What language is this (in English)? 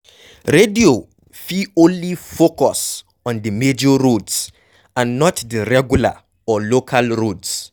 Nigerian Pidgin